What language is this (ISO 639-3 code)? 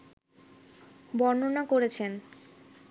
ben